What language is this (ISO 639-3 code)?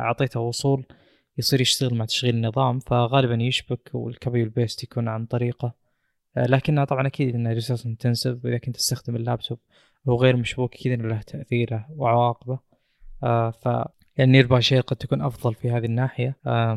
ara